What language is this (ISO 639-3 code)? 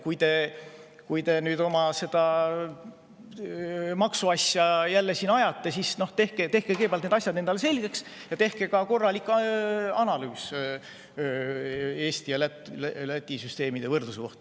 est